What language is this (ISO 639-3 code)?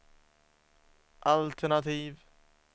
swe